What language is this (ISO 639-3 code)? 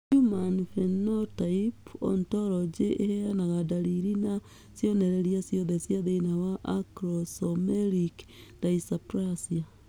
kik